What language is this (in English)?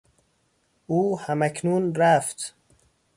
Persian